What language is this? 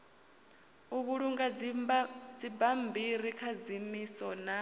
Venda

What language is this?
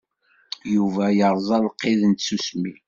Kabyle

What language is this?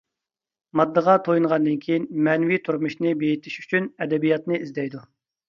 Uyghur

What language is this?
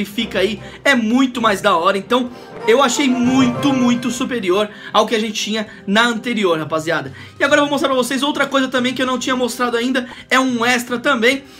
Portuguese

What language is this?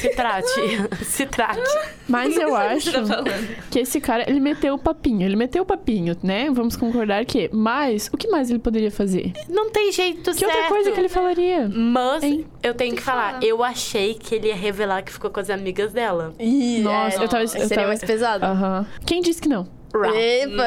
Portuguese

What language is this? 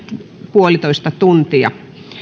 Finnish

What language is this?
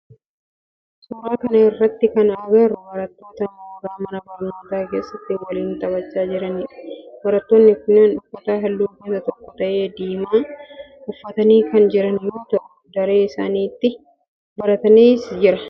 Oromo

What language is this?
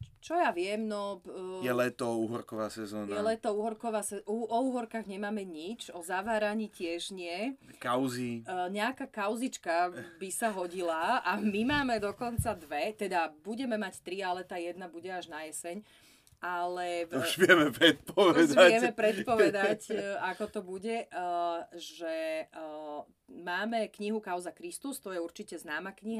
Slovak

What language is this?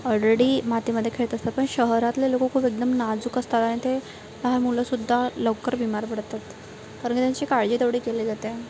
Marathi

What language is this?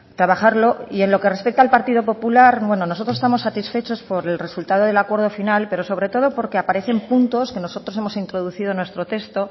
Spanish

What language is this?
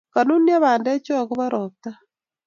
Kalenjin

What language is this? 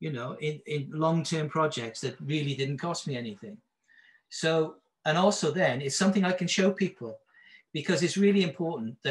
English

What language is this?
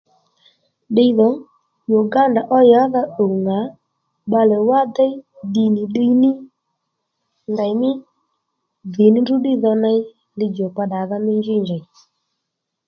Lendu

